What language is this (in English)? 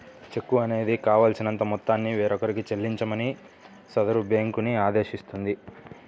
Telugu